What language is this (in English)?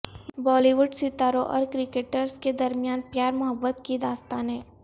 Urdu